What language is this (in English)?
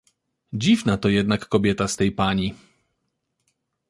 Polish